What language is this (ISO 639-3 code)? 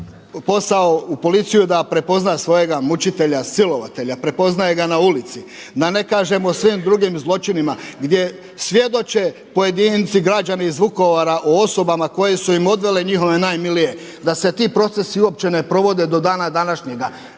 hrv